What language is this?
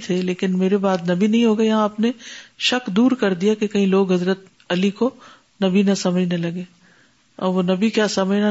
Urdu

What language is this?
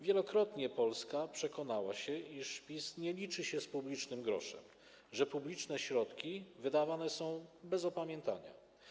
Polish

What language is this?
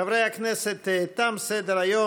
Hebrew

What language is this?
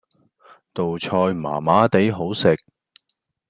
Cantonese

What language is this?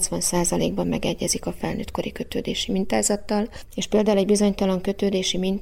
Hungarian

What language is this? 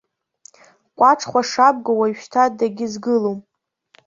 Abkhazian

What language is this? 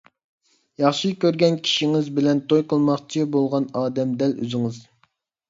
Uyghur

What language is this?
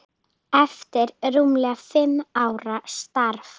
Icelandic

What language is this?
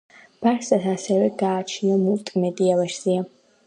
Georgian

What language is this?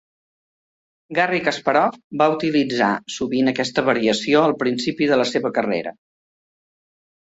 Catalan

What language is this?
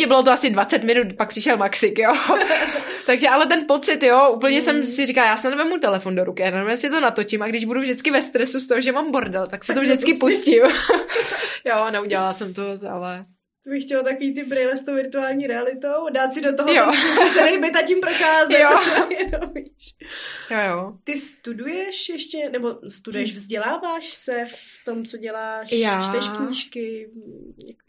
Czech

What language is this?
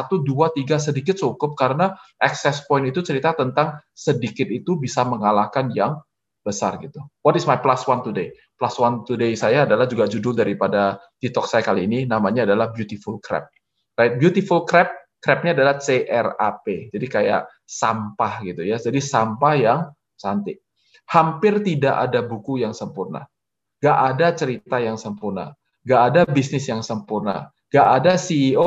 Indonesian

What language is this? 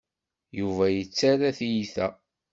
Kabyle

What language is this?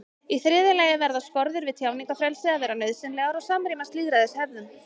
Icelandic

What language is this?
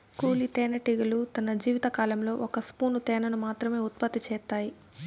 Telugu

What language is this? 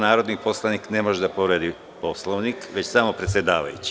Serbian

